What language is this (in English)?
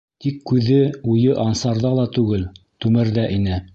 Bashkir